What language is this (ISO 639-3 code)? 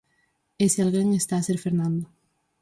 glg